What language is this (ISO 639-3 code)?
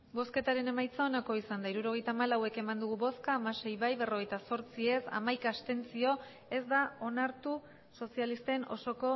eus